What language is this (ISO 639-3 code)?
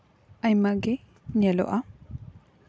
sat